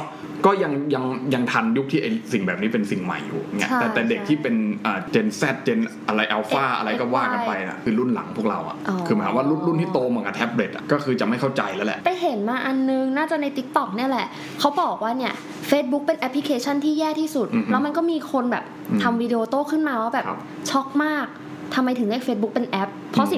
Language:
Thai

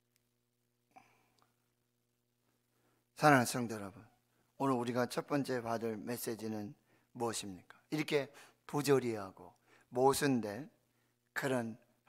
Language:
Korean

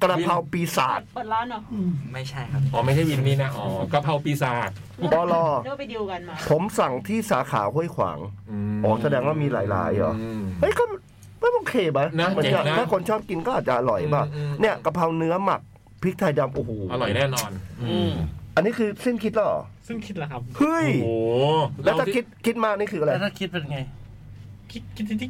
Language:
Thai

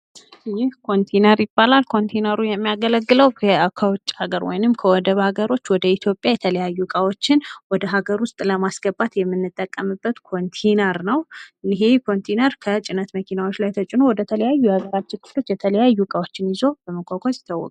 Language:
Amharic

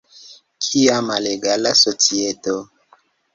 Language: Esperanto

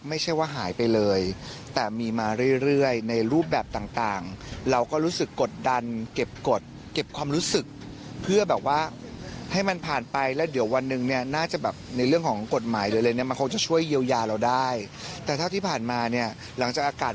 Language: Thai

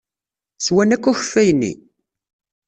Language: Kabyle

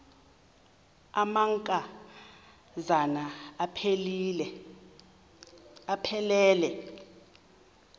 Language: Xhosa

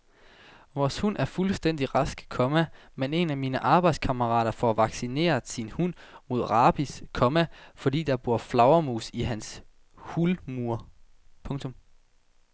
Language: Danish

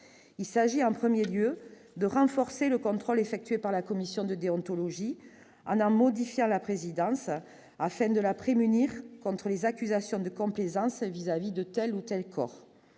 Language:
French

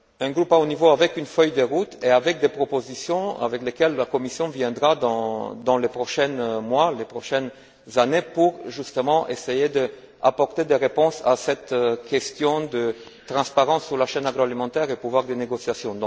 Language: French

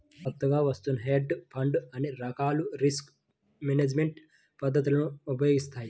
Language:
Telugu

